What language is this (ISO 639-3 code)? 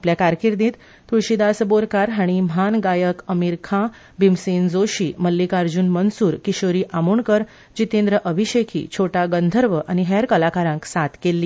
kok